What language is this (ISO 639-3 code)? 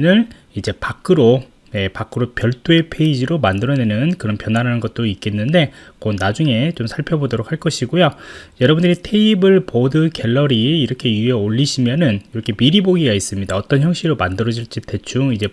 kor